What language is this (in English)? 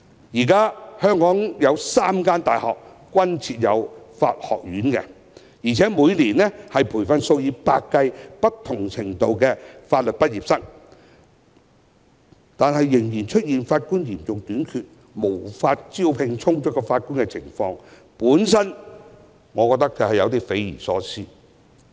Cantonese